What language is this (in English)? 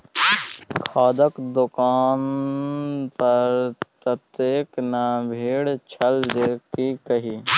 Maithili